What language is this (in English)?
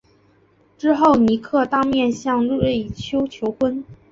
Chinese